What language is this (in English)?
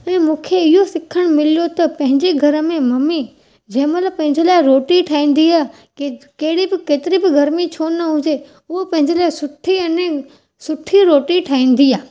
Sindhi